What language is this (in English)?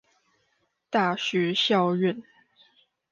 Chinese